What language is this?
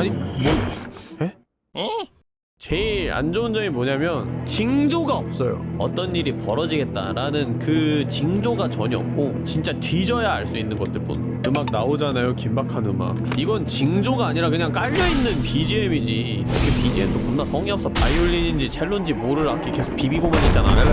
Korean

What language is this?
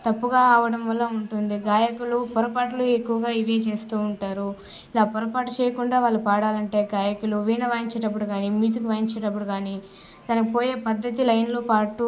Telugu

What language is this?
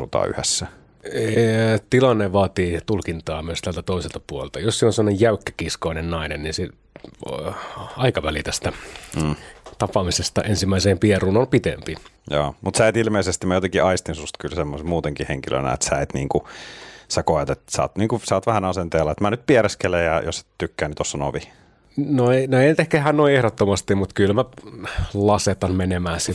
Finnish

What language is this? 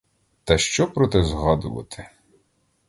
Ukrainian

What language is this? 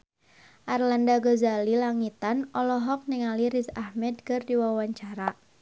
Sundanese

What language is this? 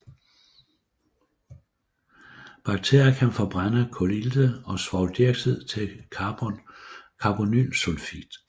Danish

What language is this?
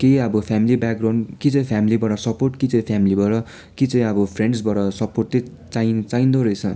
Nepali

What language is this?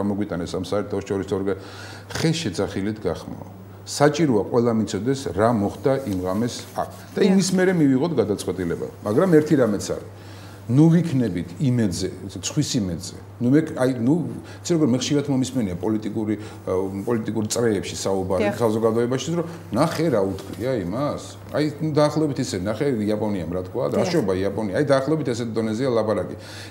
Romanian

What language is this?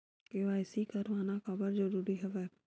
Chhattisgarhi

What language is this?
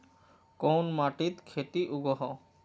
Magahi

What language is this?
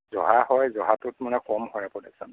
Assamese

